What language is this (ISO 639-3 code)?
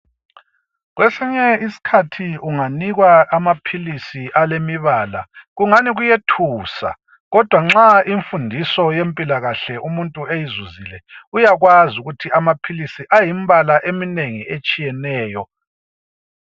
nde